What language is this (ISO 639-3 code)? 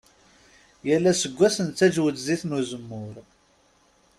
kab